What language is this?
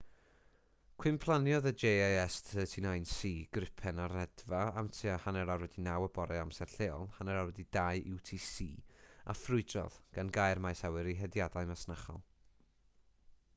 Welsh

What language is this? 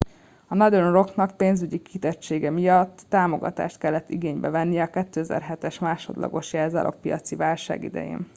Hungarian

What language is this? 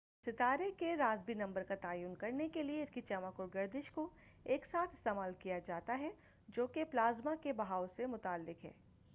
Urdu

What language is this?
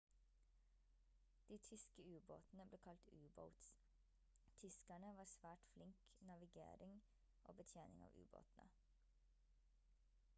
Norwegian Bokmål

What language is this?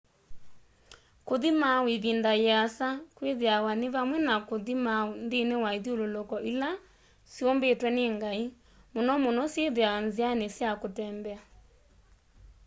Kamba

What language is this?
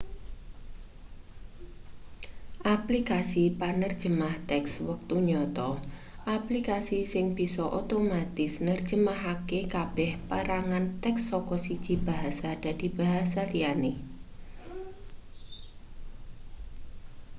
Javanese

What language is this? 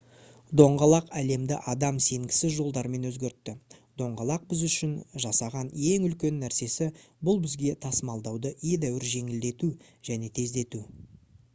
Kazakh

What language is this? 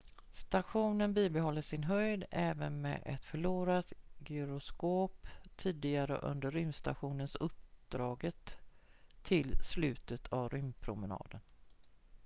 Swedish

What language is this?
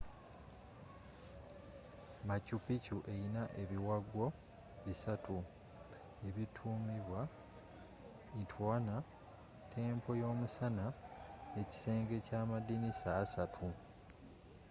Ganda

